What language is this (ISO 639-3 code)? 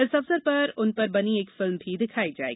hin